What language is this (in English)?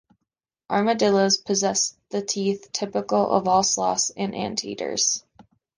English